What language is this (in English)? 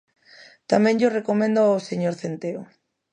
Galician